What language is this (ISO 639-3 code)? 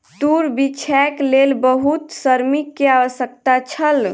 mai